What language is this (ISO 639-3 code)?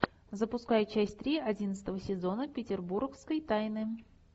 rus